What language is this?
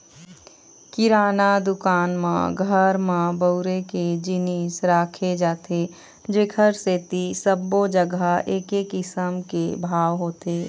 Chhattisgarhi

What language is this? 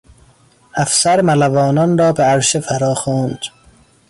Persian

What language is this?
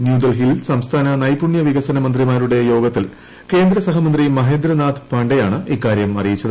Malayalam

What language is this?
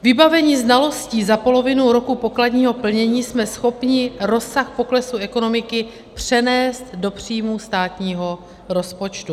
Czech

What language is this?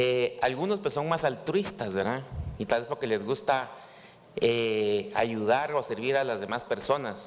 Spanish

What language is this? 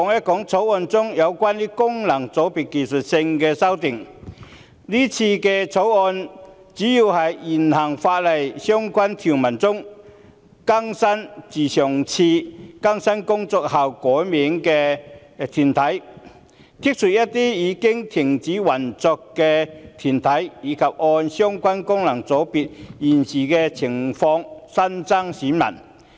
Cantonese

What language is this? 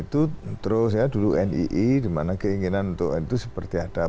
Indonesian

